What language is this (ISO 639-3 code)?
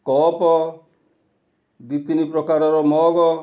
ori